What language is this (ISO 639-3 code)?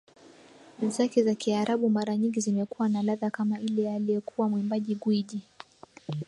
swa